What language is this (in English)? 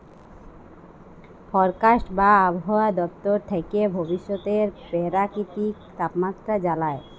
Bangla